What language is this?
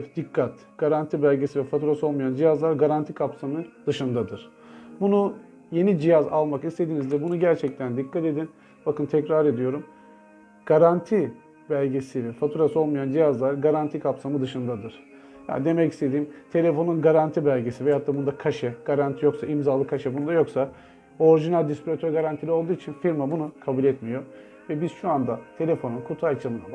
Turkish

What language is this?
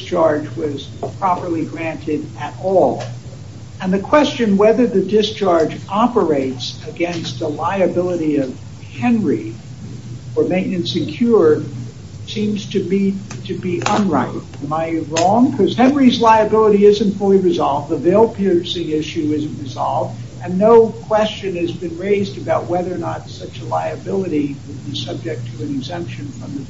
English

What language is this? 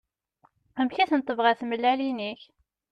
Kabyle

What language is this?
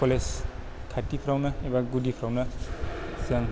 Bodo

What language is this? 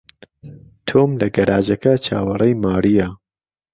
Central Kurdish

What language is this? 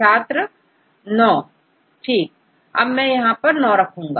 Hindi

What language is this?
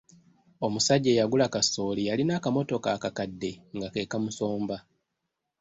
Ganda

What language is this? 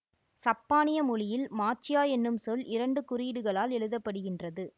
Tamil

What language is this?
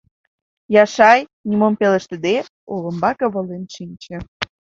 Mari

